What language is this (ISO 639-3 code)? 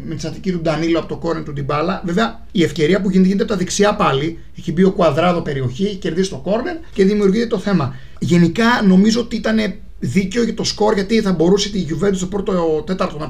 ell